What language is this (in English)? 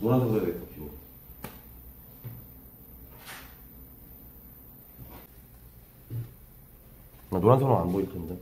Korean